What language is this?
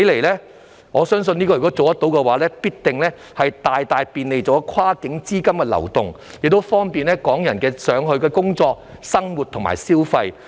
Cantonese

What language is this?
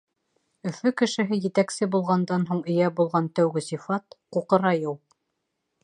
Bashkir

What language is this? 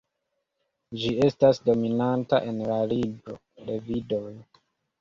Esperanto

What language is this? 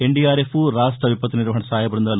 Telugu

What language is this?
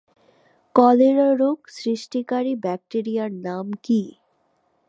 Bangla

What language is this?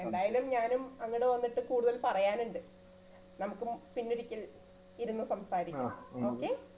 Malayalam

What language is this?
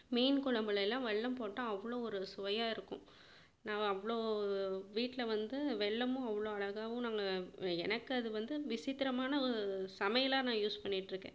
Tamil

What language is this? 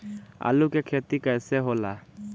Bhojpuri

